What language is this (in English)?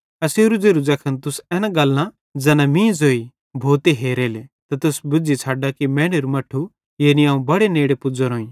Bhadrawahi